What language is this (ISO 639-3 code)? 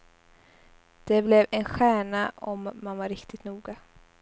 swe